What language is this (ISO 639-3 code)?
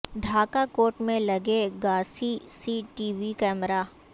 urd